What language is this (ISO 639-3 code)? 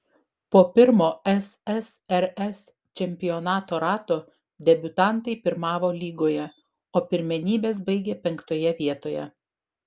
lit